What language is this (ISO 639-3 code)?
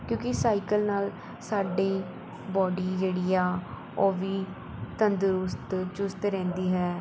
pan